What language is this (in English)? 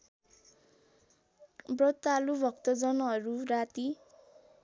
Nepali